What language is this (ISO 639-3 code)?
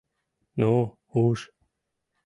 chm